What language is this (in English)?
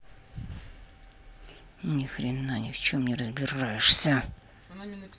Russian